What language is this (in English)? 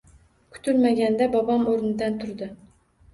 Uzbek